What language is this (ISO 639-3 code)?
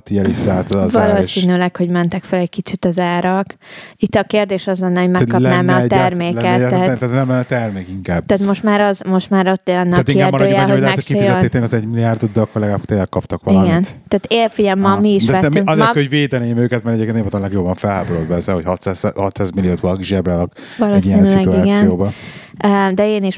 hun